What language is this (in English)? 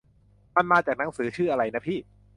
Thai